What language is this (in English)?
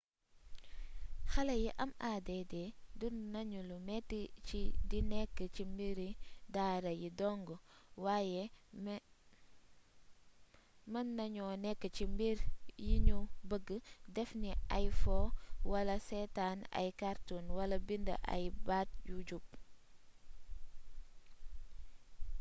Wolof